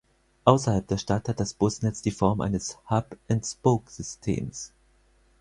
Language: German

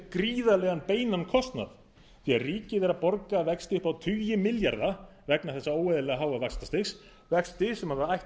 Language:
Icelandic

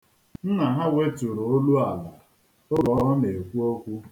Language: Igbo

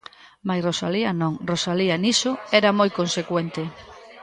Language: Galician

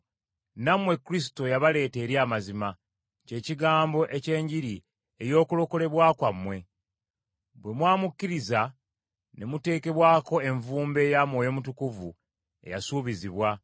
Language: Ganda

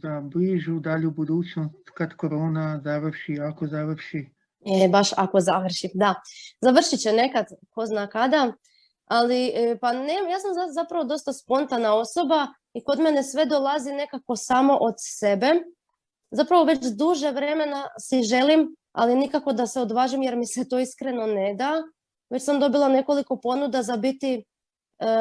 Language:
Croatian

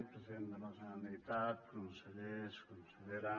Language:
Catalan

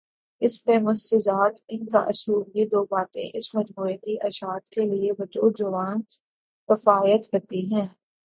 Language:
Urdu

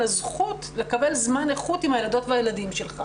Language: Hebrew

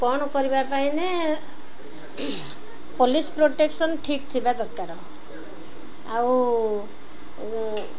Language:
Odia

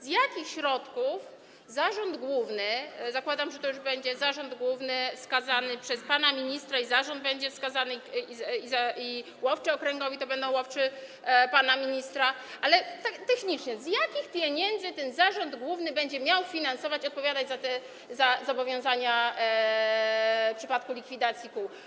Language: Polish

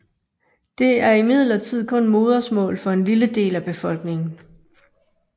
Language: Danish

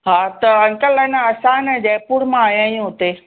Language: Sindhi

